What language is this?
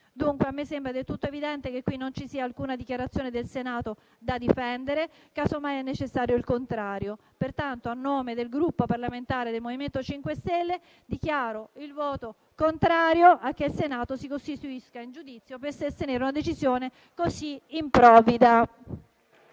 Italian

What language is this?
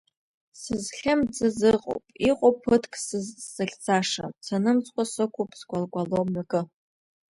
Abkhazian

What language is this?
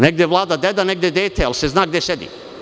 Serbian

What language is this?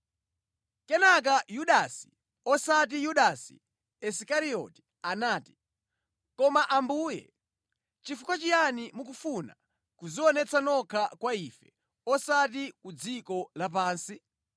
Nyanja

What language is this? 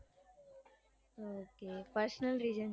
Gujarati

